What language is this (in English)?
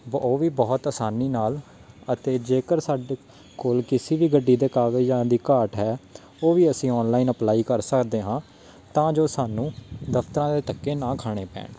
Punjabi